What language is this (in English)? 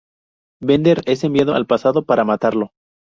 Spanish